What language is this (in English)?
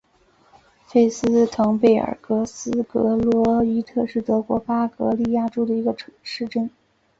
Chinese